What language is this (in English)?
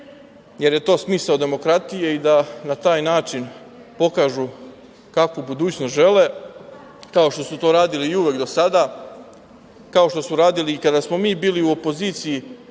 Serbian